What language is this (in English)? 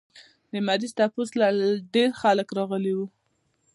Pashto